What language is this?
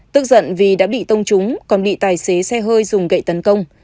Vietnamese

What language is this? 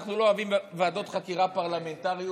Hebrew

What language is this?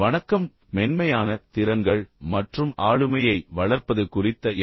Tamil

